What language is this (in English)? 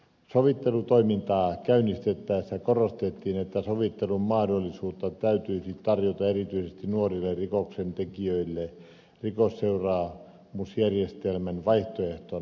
Finnish